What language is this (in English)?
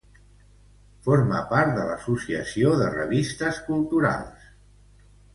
Catalan